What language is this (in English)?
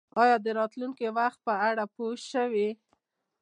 Pashto